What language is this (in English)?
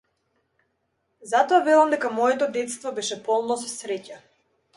Macedonian